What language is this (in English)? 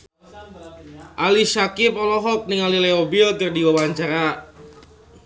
Sundanese